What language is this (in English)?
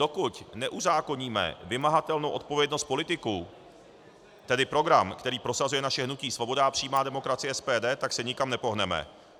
Czech